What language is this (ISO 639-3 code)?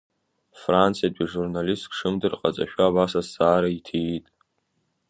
abk